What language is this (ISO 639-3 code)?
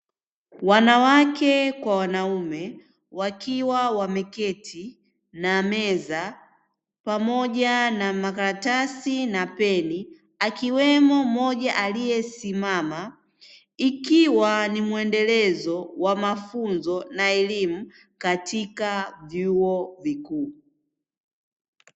swa